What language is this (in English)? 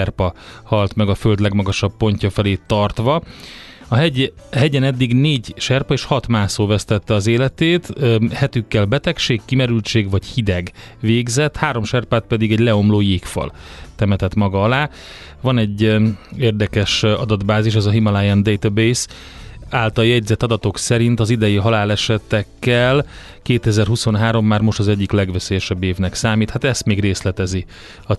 Hungarian